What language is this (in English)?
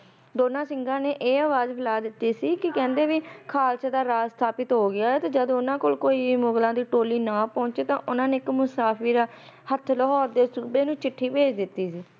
Punjabi